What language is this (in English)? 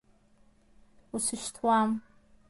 Abkhazian